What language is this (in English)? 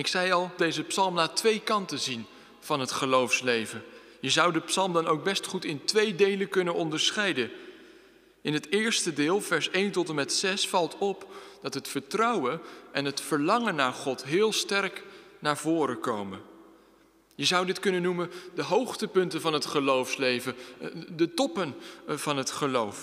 Dutch